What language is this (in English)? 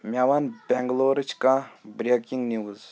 Kashmiri